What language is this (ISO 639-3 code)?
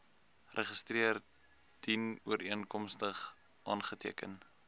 afr